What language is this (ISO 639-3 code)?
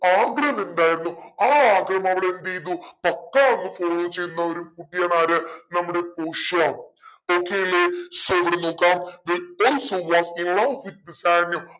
mal